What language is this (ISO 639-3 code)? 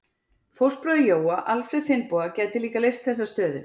isl